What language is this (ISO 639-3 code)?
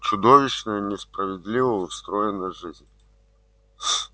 rus